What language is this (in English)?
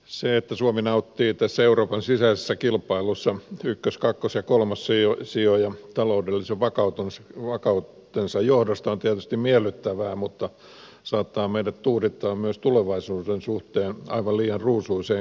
Finnish